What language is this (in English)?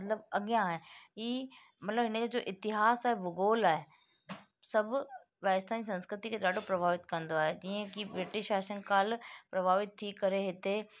Sindhi